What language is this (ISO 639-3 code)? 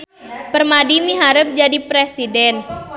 sun